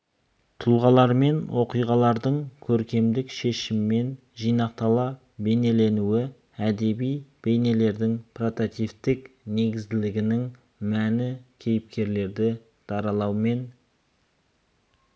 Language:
Kazakh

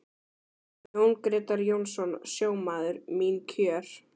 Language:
Icelandic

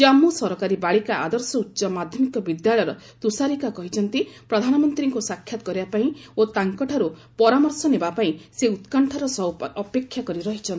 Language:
Odia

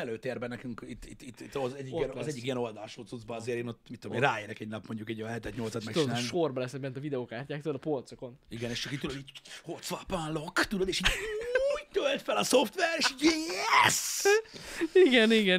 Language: Hungarian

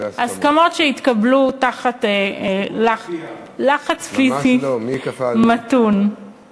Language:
Hebrew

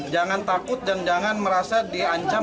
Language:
Indonesian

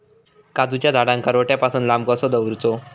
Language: Marathi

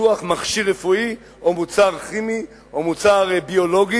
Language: Hebrew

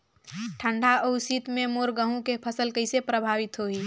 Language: Chhattisgarhi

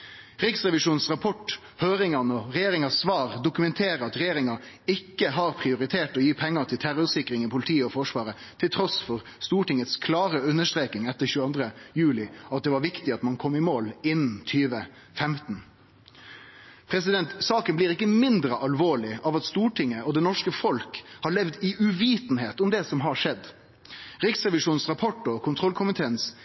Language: Norwegian Nynorsk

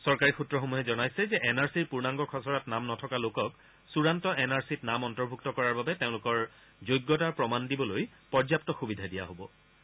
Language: Assamese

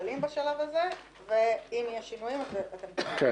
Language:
Hebrew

